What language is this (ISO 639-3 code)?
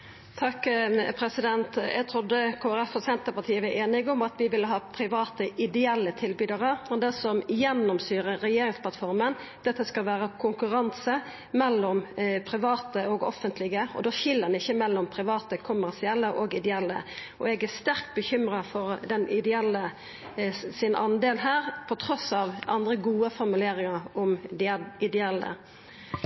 nor